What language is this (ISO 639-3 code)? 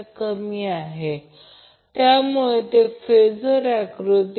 mar